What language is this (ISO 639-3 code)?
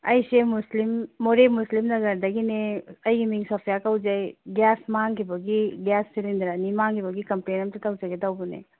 mni